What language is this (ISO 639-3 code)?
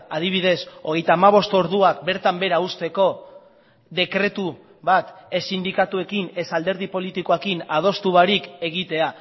eus